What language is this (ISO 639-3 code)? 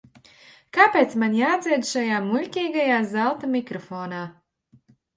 lav